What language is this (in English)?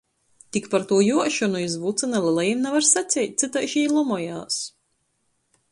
Latgalian